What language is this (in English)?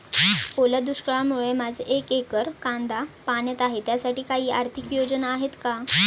Marathi